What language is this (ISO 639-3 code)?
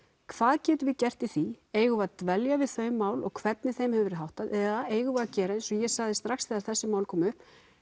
isl